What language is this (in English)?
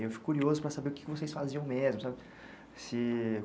Portuguese